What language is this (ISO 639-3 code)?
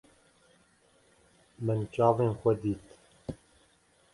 kur